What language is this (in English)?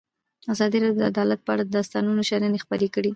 Pashto